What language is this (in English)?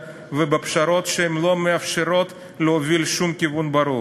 Hebrew